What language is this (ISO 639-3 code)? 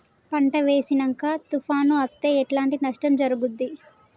tel